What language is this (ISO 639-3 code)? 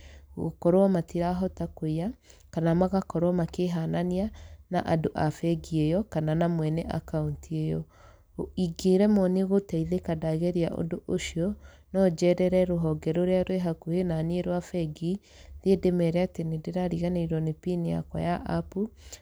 kik